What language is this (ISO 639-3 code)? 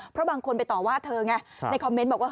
tha